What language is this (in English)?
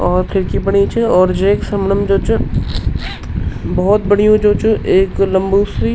Garhwali